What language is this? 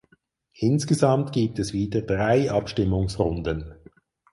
German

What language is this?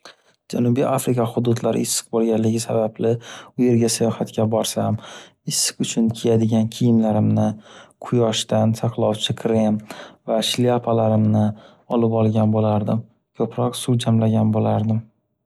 Uzbek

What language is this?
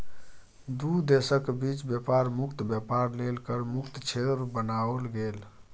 Maithili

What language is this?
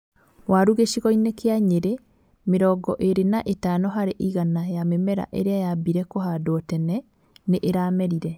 Kikuyu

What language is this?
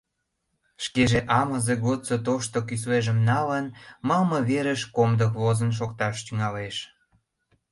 Mari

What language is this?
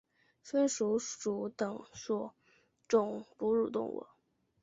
Chinese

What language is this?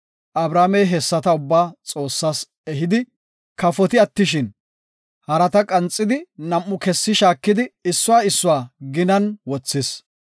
Gofa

